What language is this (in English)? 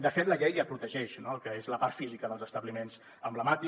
Catalan